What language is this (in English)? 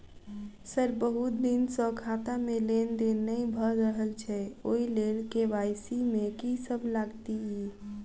Maithili